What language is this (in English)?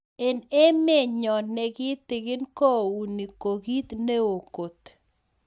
Kalenjin